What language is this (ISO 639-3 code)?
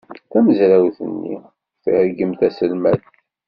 kab